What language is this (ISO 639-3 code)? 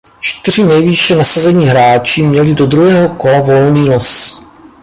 ces